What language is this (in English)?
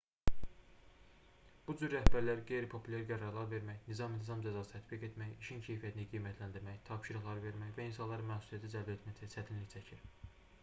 Azerbaijani